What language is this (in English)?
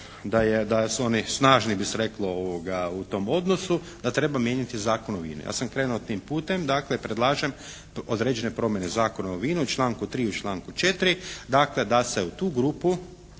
Croatian